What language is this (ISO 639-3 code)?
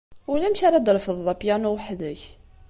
kab